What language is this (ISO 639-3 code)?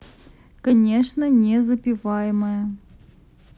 rus